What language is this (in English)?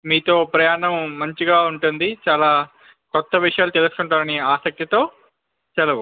Telugu